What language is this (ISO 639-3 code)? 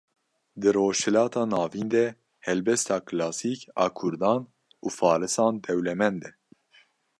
kur